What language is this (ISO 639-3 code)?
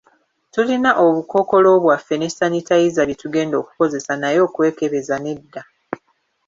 lug